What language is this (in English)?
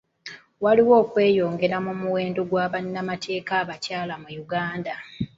Ganda